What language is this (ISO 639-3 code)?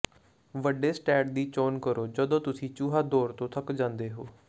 pan